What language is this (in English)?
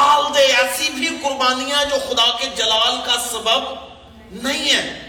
Urdu